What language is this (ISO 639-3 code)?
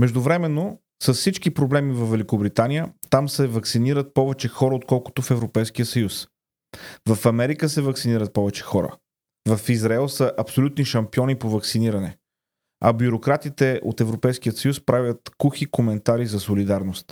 bul